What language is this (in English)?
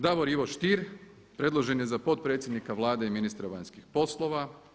Croatian